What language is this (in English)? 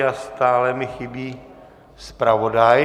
Czech